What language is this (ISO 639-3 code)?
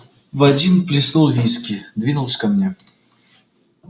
rus